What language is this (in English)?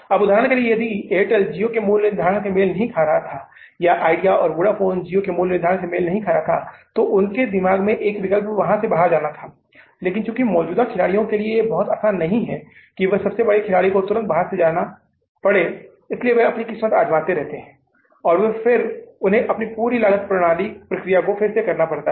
Hindi